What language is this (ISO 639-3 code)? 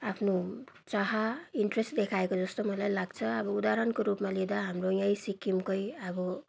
nep